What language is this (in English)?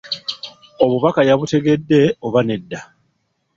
Ganda